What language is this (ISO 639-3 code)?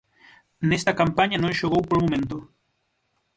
glg